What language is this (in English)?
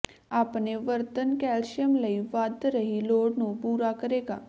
Punjabi